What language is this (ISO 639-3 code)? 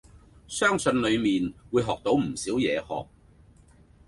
yue